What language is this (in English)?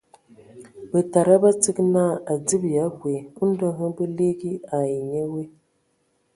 Ewondo